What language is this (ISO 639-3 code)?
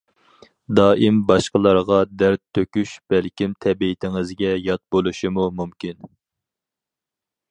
uig